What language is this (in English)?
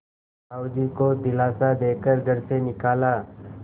Hindi